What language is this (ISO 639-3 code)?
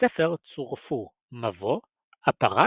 heb